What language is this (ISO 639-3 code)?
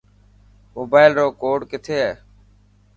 mki